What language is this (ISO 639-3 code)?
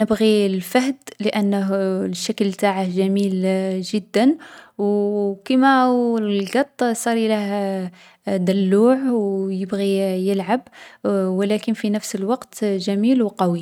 arq